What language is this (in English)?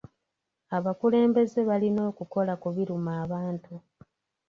Ganda